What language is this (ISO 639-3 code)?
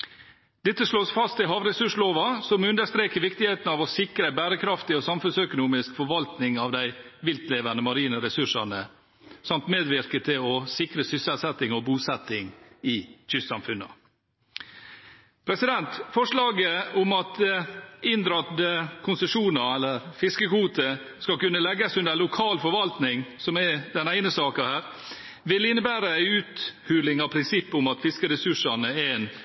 nor